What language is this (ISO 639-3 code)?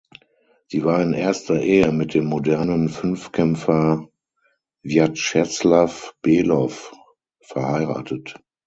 deu